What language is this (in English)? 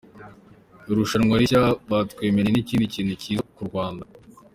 Kinyarwanda